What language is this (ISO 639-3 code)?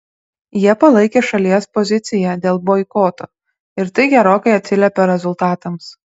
lit